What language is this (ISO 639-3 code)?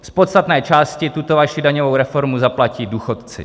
ces